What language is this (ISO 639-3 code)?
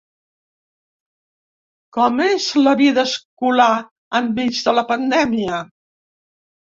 cat